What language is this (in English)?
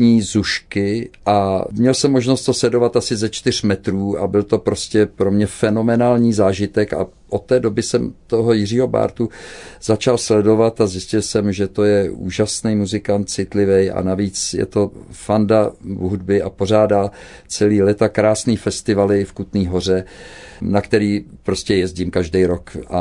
Czech